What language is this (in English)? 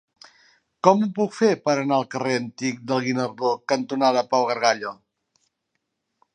Catalan